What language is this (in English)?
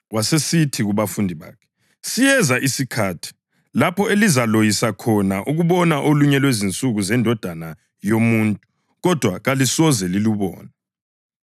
North Ndebele